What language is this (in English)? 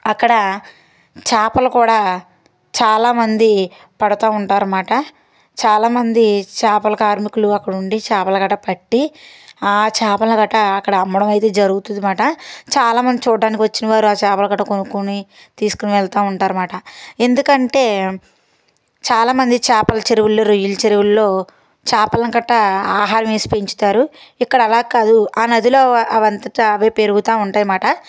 Telugu